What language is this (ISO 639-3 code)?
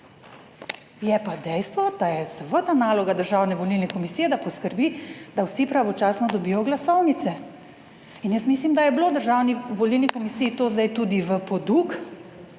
slv